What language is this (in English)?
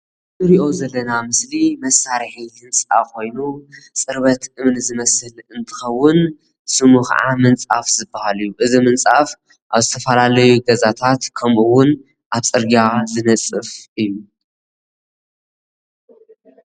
Tigrinya